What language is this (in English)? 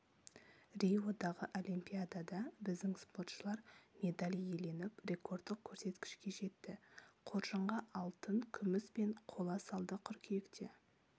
Kazakh